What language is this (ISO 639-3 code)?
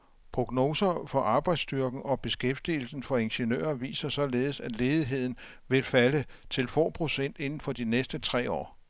dan